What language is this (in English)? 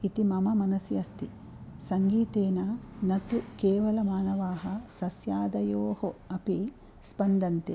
Sanskrit